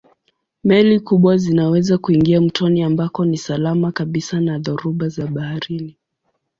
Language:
Swahili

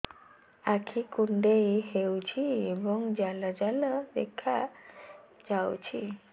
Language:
Odia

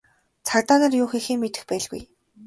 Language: Mongolian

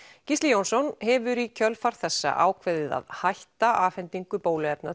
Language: Icelandic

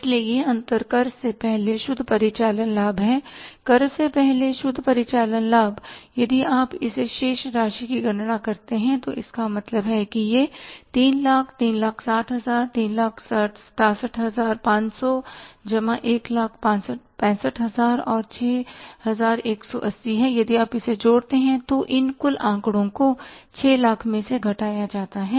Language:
Hindi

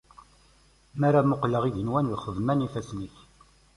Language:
Kabyle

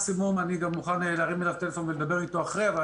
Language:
Hebrew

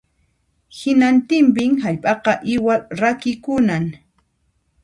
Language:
Puno Quechua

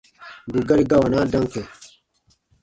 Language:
Baatonum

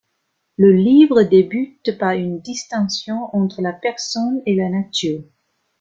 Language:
French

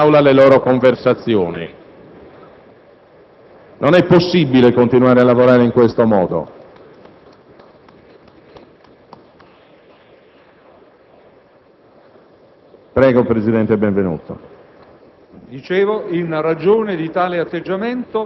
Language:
Italian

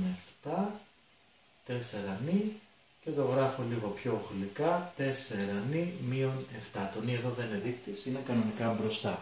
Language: Greek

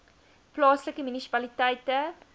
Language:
Afrikaans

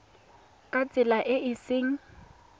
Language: Tswana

